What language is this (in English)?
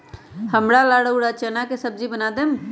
Magahi